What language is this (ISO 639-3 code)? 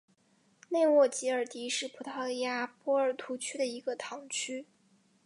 zho